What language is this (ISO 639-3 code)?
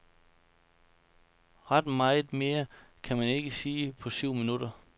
dan